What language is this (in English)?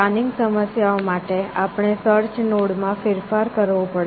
Gujarati